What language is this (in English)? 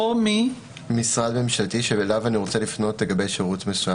Hebrew